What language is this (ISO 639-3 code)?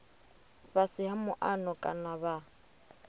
ven